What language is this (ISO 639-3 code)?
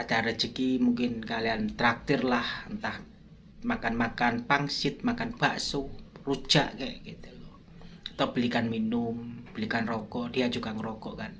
ind